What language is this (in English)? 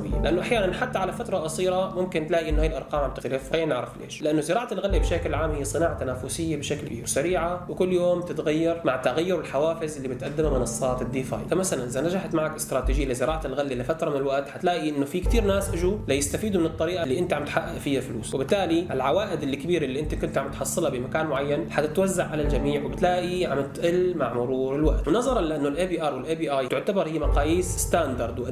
Arabic